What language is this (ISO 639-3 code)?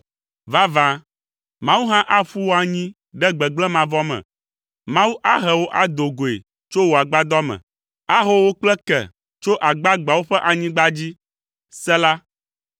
ewe